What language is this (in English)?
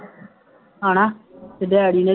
Punjabi